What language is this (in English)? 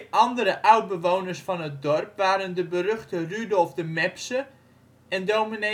Dutch